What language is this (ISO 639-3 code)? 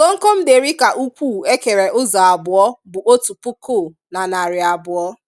ibo